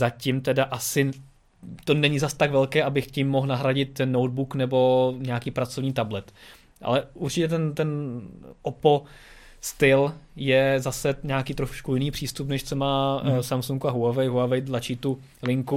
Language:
Czech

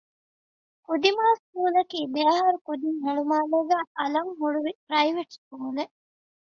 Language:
Divehi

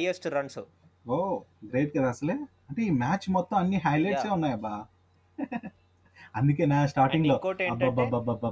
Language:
Telugu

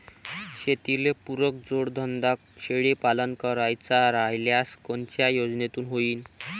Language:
Marathi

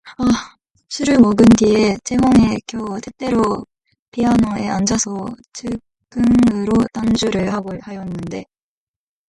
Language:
Korean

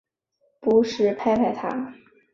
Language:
Chinese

